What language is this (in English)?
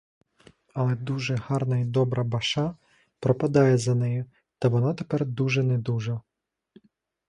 Ukrainian